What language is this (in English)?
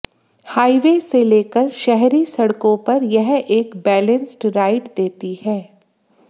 Hindi